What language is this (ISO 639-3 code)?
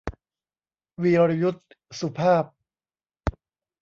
tha